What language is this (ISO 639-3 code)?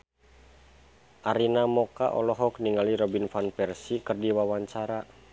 sun